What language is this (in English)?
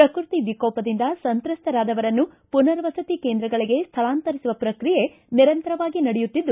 Kannada